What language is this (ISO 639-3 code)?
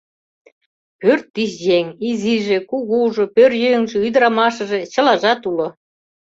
chm